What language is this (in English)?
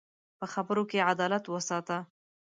Pashto